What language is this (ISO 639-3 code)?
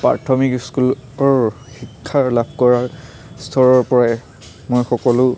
asm